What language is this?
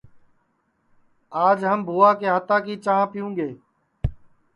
Sansi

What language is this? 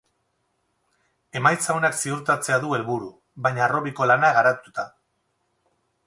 Basque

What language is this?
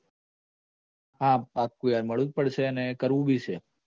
Gujarati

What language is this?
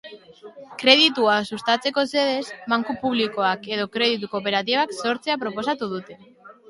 Basque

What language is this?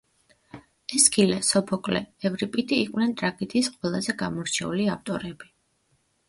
Georgian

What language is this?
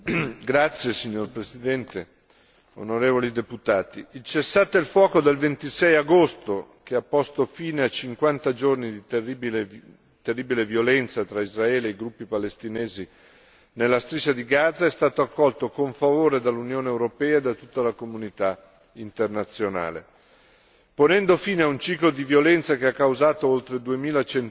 Italian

